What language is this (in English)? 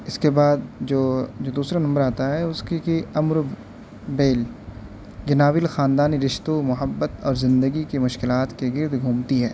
Urdu